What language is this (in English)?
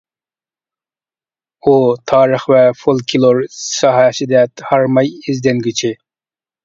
Uyghur